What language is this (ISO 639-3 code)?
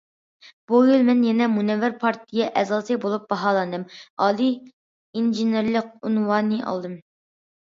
uig